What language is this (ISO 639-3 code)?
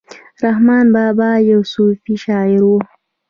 pus